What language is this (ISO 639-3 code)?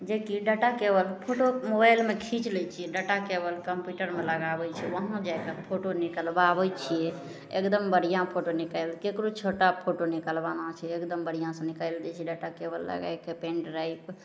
mai